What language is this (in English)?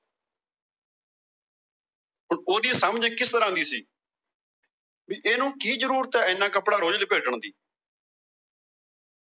Punjabi